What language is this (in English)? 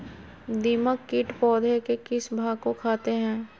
Magahi